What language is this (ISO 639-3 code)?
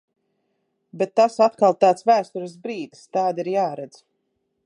lav